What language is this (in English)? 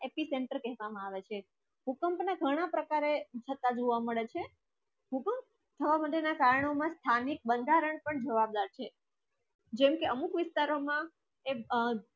Gujarati